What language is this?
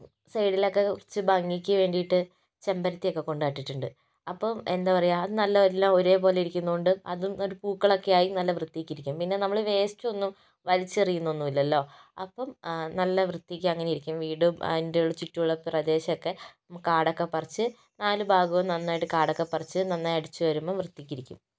Malayalam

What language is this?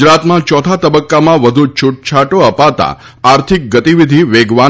Gujarati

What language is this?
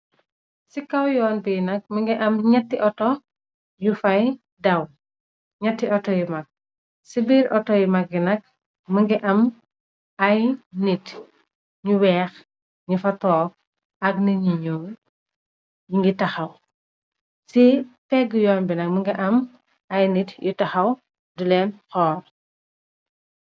Wolof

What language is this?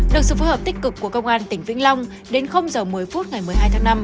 Vietnamese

